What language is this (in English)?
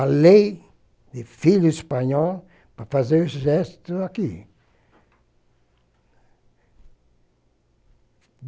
Portuguese